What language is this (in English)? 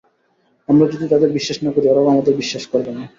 Bangla